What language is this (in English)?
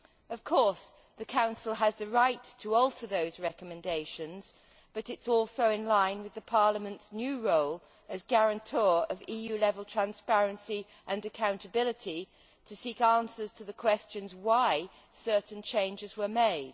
English